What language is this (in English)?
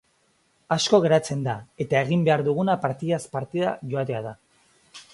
Basque